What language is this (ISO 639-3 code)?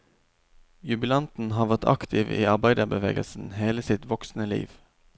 nor